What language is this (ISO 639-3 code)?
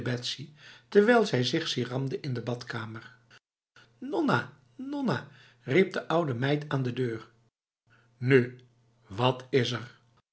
nld